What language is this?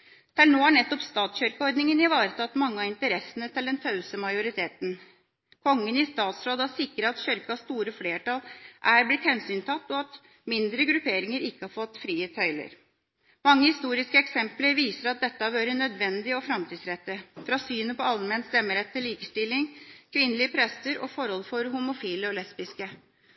Norwegian Bokmål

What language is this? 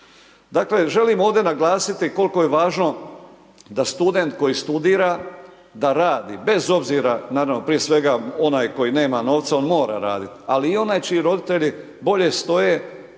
Croatian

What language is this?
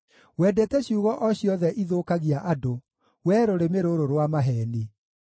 Kikuyu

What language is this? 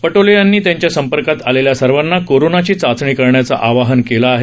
Marathi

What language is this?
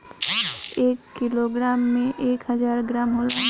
Bhojpuri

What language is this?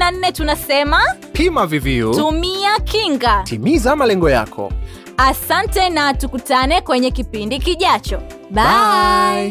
Swahili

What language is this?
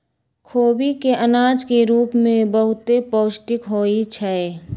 Magahi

